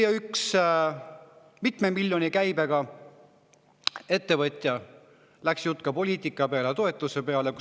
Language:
Estonian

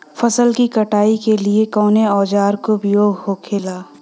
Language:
Bhojpuri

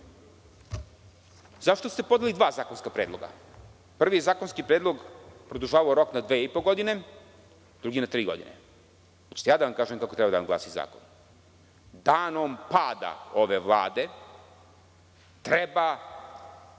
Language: Serbian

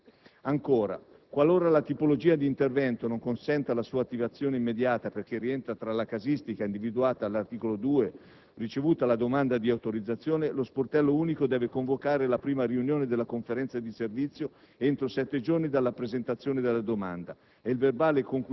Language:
Italian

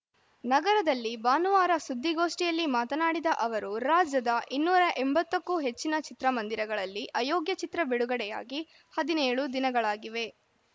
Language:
Kannada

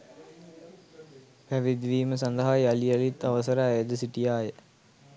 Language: Sinhala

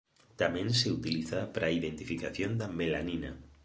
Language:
Galician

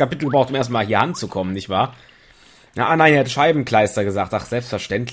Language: German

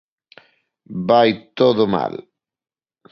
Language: Galician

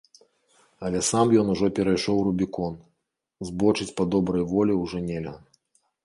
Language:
Belarusian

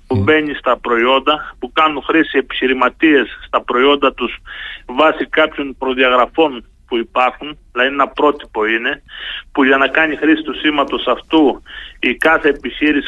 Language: Greek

